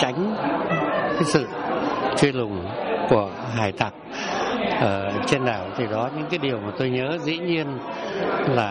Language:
Vietnamese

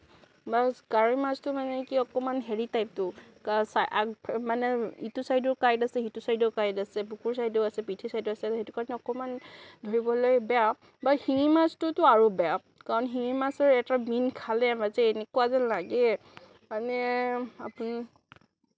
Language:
Assamese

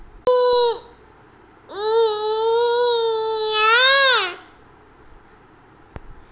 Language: Kannada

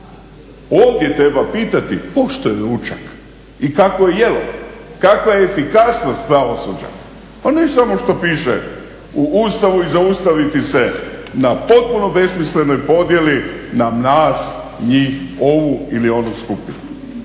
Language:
Croatian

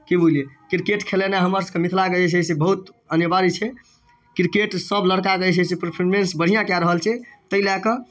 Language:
Maithili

